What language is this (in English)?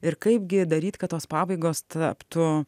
Lithuanian